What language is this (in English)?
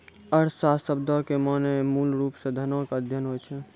Maithili